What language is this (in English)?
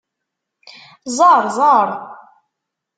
Kabyle